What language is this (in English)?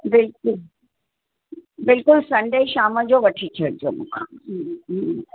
Sindhi